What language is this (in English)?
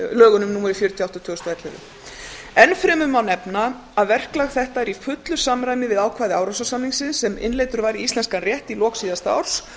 Icelandic